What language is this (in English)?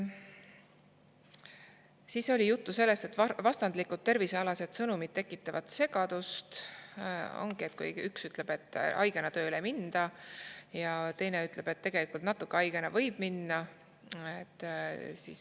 Estonian